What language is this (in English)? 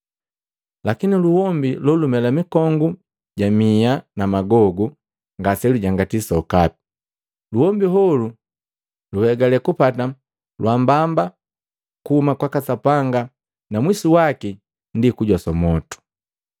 Matengo